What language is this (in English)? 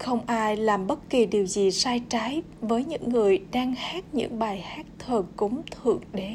Vietnamese